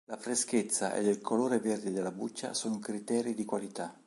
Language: Italian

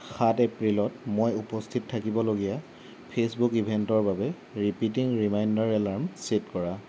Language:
Assamese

